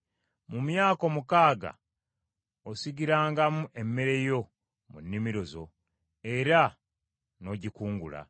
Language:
Ganda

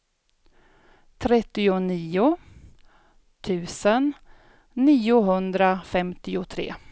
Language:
Swedish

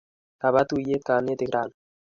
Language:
Kalenjin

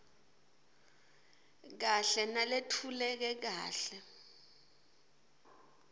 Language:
Swati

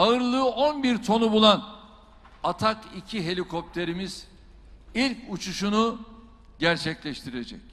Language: Turkish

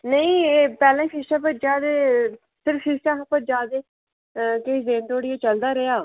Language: Dogri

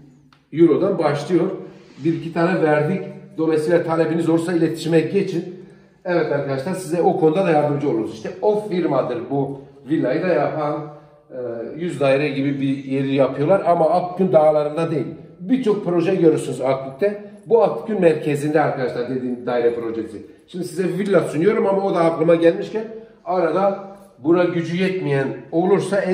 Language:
Turkish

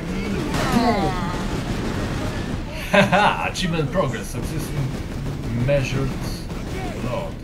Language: Polish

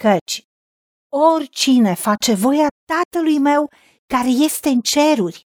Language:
Romanian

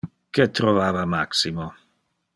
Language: Interlingua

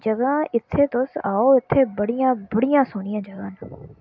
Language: Dogri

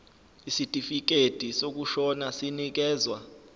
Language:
Zulu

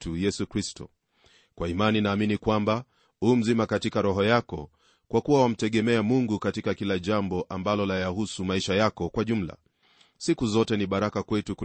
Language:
Swahili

